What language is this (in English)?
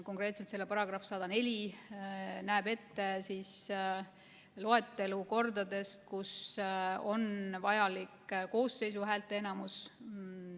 Estonian